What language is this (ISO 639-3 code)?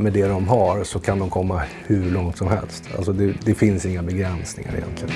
swe